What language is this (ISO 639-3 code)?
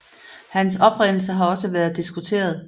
dan